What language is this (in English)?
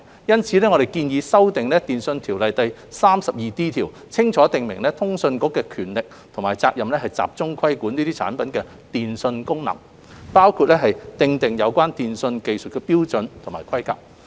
Cantonese